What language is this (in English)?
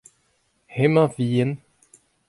Breton